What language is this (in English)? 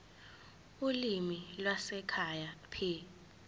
Zulu